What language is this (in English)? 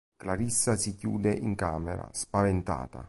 Italian